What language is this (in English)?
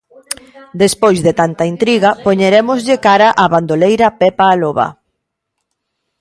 Galician